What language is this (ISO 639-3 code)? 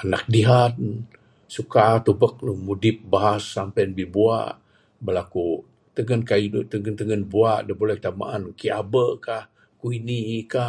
sdo